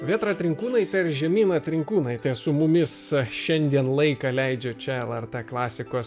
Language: Lithuanian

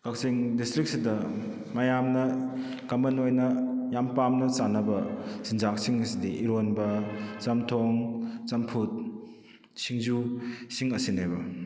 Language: Manipuri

